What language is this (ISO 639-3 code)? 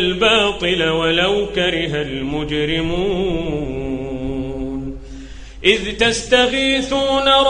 ara